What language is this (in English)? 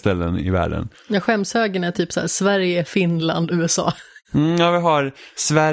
Swedish